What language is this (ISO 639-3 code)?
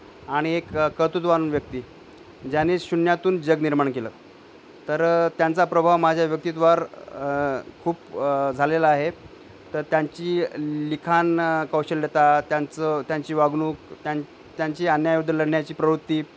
mar